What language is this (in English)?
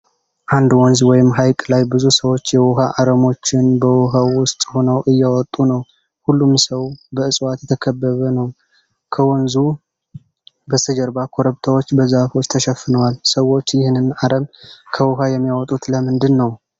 Amharic